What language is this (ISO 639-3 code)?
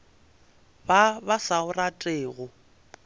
nso